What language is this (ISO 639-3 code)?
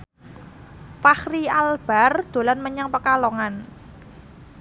jav